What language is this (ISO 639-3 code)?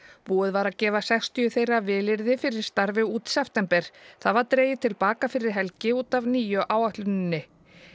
isl